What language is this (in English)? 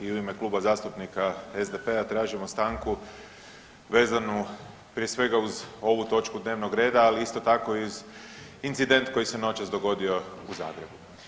Croatian